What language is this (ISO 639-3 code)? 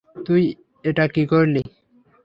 ben